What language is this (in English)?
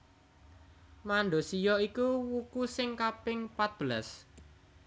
Javanese